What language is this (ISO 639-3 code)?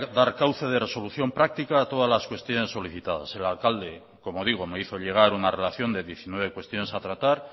spa